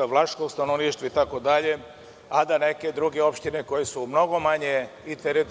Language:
Serbian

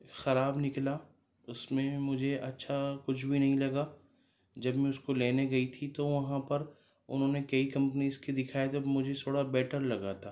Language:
Urdu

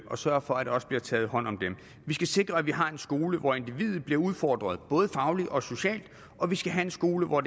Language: Danish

